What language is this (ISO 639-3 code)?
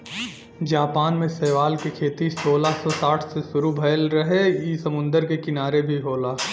bho